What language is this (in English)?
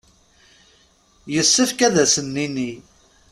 Kabyle